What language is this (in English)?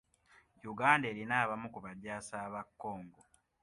Ganda